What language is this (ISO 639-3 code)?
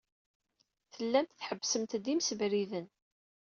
kab